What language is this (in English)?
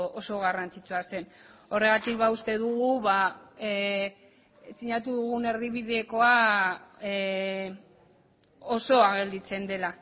Basque